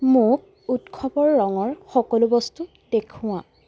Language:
Assamese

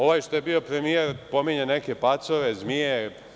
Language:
Serbian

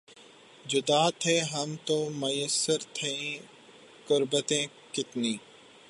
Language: Urdu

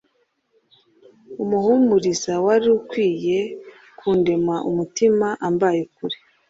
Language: Kinyarwanda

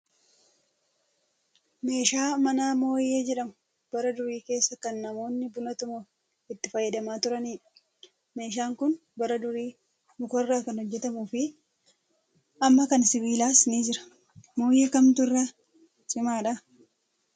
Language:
Oromo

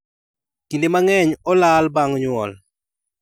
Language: Luo (Kenya and Tanzania)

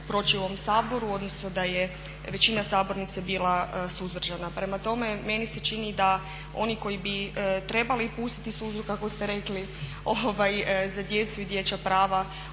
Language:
Croatian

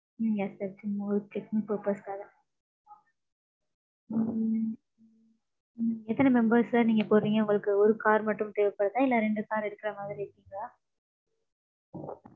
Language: Tamil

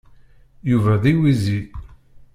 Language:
Kabyle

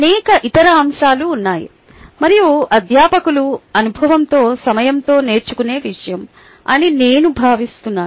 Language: Telugu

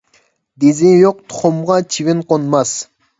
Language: Uyghur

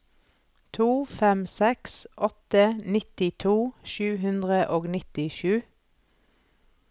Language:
Norwegian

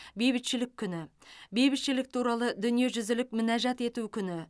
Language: Kazakh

